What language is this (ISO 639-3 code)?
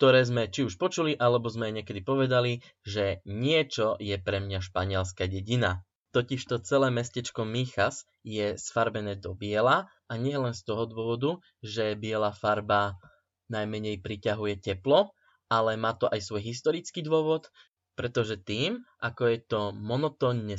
slk